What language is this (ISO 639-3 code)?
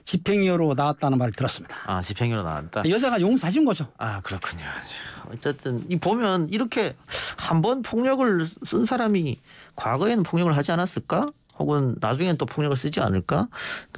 kor